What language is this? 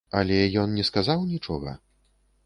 Belarusian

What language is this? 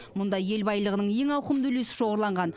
Kazakh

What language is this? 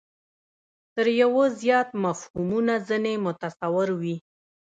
Pashto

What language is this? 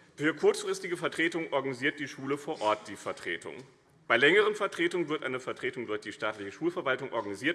German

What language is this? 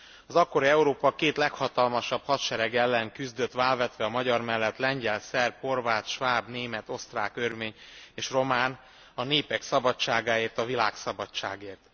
Hungarian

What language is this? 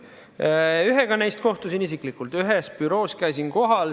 Estonian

